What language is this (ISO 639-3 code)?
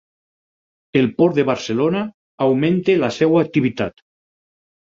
cat